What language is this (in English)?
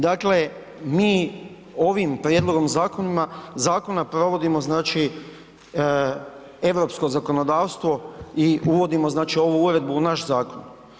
Croatian